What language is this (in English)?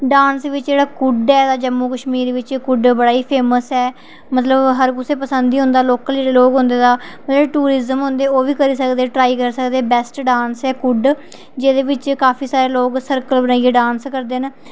Dogri